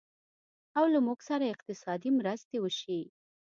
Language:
Pashto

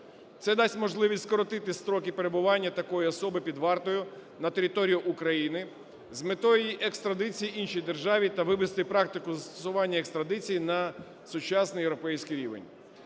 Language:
Ukrainian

